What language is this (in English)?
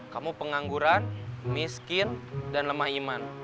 Indonesian